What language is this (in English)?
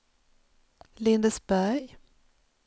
Swedish